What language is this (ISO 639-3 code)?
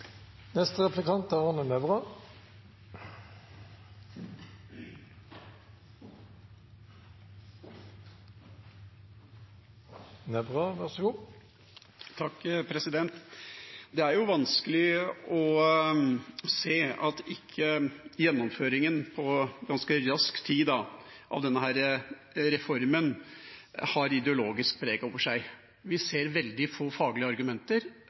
nor